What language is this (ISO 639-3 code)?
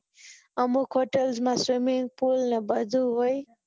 guj